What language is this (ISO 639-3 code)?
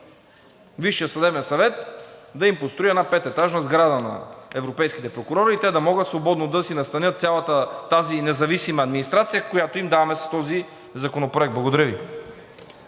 bul